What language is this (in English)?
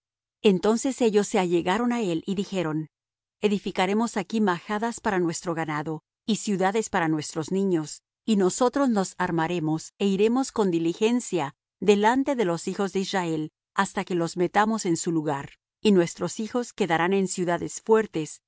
Spanish